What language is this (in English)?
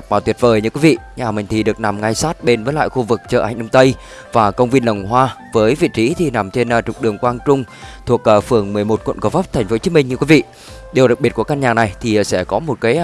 Vietnamese